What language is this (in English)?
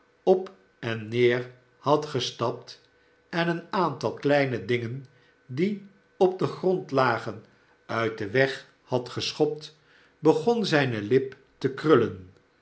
Dutch